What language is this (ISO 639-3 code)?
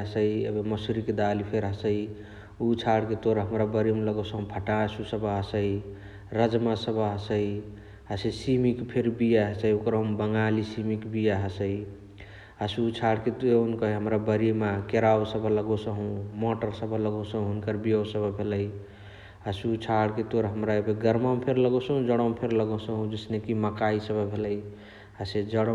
the